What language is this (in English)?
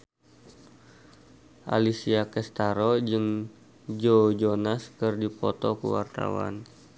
Sundanese